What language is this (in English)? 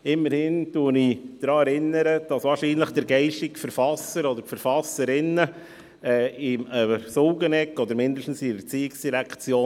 Swiss German